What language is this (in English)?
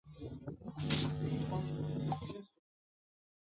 Chinese